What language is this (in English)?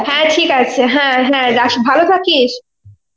Bangla